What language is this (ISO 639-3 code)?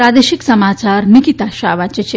guj